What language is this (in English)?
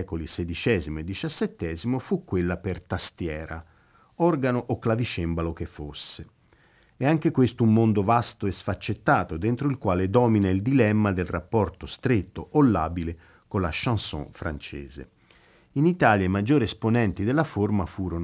Italian